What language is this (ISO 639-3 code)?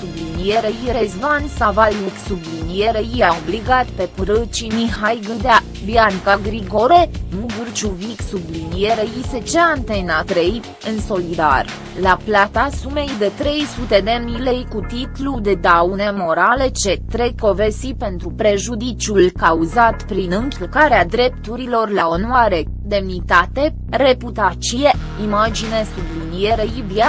ron